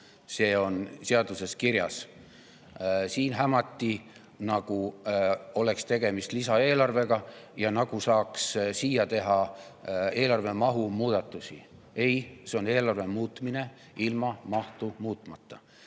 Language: Estonian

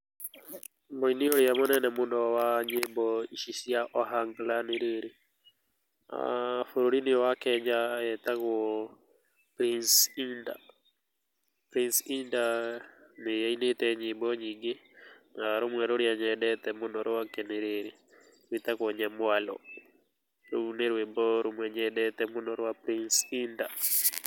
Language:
Kikuyu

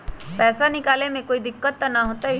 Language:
Magahi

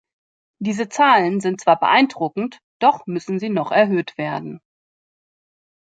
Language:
German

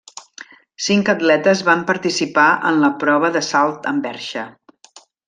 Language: Catalan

